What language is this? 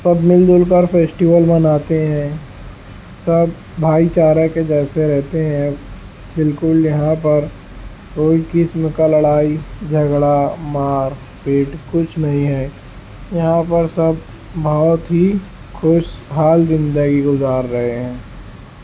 Urdu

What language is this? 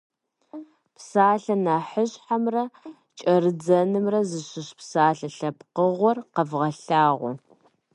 Kabardian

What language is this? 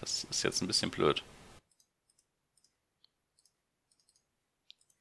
German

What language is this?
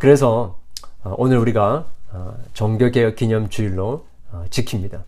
Korean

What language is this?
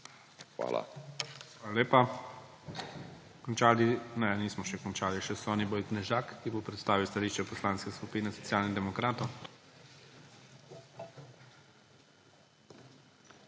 Slovenian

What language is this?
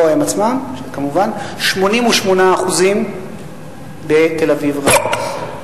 Hebrew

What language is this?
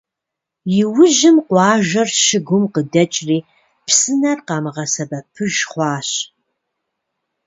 Kabardian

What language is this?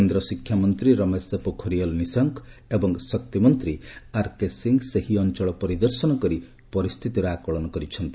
Odia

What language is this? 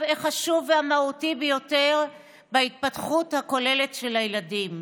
Hebrew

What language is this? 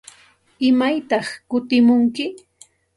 Santa Ana de Tusi Pasco Quechua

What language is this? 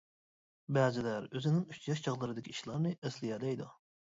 Uyghur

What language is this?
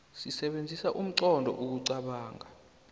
South Ndebele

